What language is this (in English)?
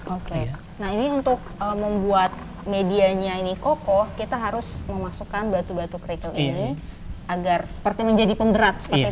Indonesian